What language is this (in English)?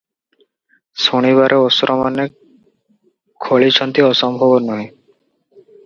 Odia